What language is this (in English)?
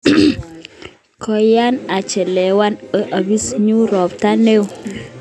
Kalenjin